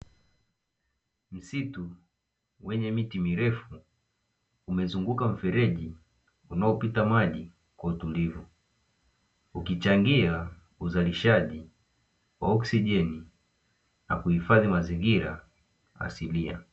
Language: Swahili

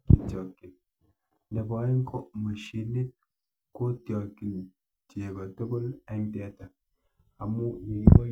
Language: Kalenjin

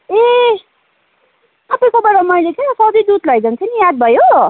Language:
Nepali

